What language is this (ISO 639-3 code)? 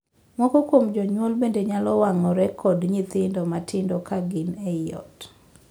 luo